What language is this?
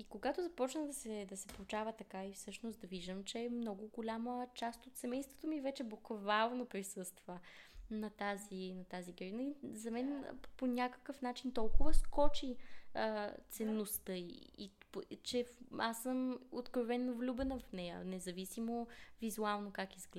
Bulgarian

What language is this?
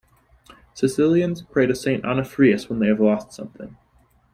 English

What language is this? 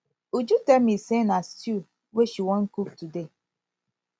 Nigerian Pidgin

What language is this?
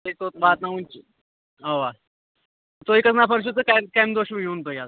Kashmiri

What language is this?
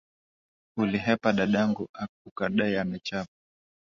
Swahili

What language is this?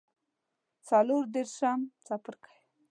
Pashto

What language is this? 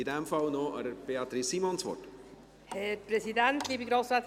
Swiss German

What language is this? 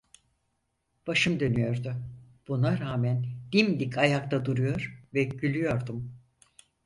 Turkish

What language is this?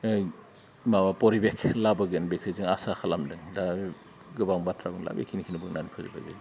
Bodo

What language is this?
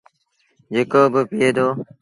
Sindhi Bhil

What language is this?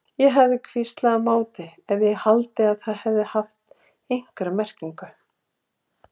Icelandic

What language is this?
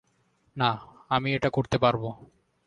Bangla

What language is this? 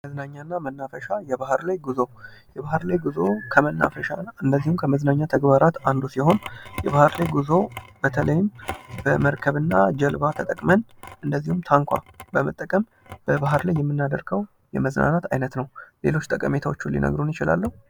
Amharic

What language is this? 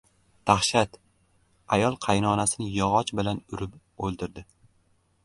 Uzbek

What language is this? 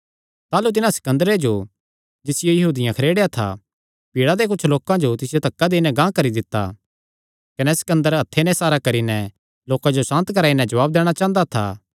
Kangri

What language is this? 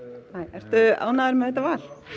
Icelandic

